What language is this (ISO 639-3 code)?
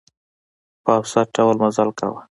pus